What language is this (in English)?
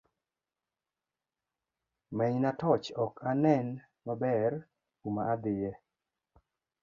Luo (Kenya and Tanzania)